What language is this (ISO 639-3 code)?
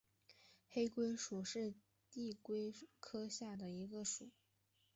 zho